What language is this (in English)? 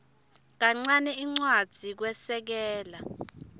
Swati